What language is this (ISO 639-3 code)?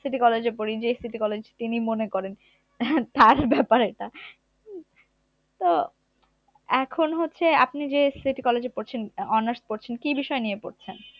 ben